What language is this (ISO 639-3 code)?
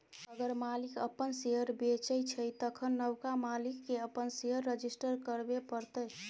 mai